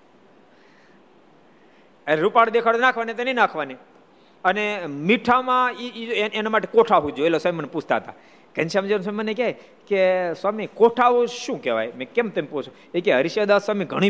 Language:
Gujarati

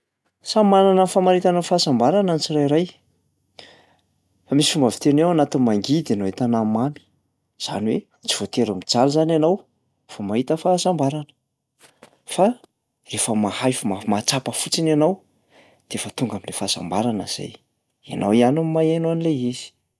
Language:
Malagasy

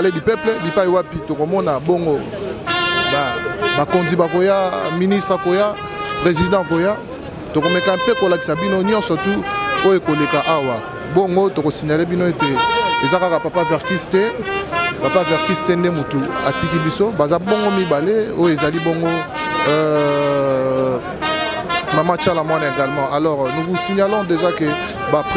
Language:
French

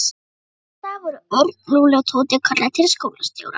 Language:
Icelandic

